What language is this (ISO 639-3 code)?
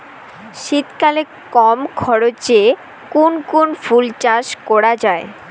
ben